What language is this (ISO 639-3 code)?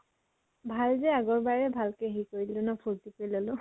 asm